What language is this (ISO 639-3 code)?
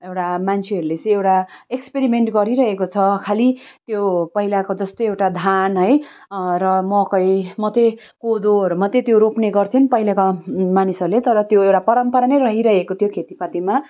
nep